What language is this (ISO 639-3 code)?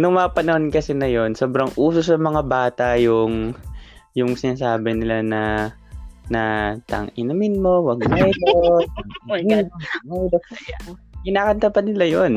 fil